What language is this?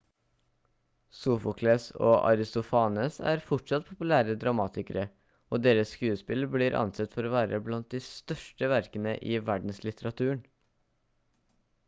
Norwegian Bokmål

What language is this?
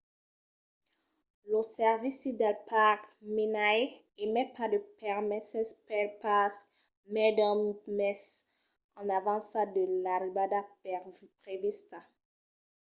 Occitan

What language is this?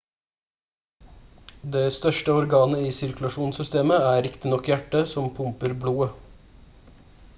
Norwegian Bokmål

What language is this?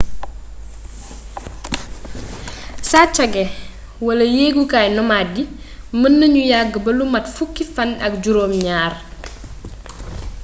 Wolof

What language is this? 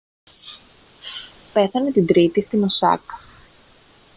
Greek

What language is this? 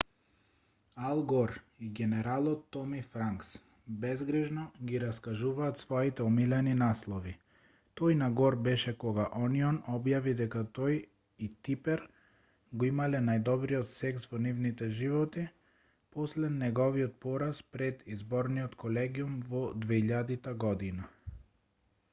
Macedonian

